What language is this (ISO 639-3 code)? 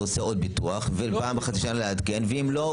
heb